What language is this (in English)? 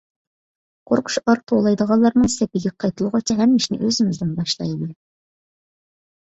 Uyghur